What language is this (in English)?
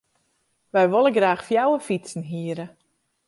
Western Frisian